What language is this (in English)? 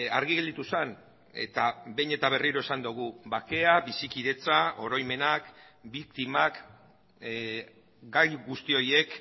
Basque